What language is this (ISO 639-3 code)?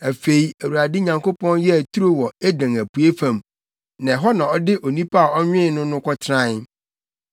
aka